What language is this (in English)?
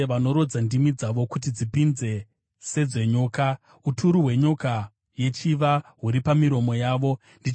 Shona